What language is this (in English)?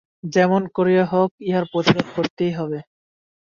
Bangla